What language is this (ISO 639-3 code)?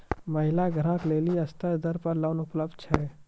mai